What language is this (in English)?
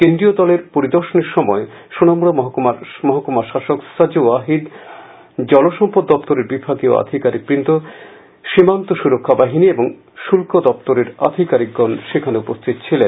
Bangla